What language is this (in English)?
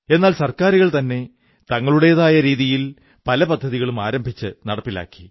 Malayalam